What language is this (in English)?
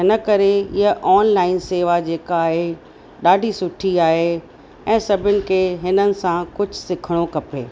Sindhi